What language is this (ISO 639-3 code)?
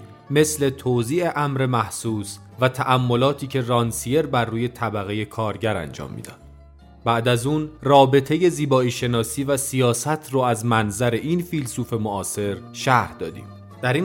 fas